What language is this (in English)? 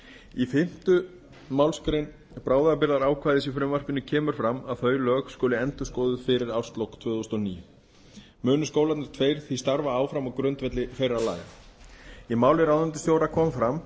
Icelandic